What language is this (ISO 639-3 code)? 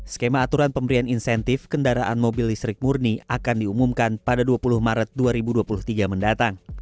ind